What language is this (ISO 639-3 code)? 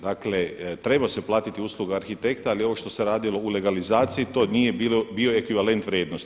hrv